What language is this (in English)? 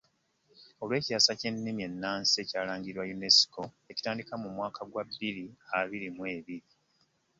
Ganda